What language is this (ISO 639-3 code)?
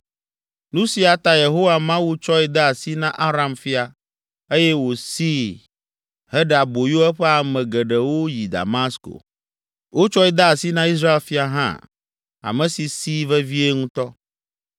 ewe